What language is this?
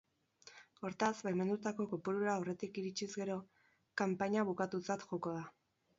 Basque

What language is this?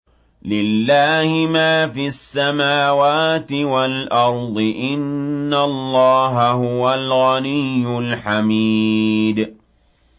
Arabic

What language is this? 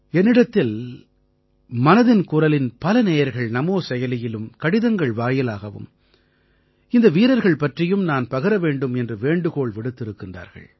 Tamil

